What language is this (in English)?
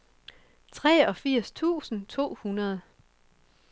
Danish